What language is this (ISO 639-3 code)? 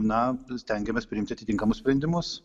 lit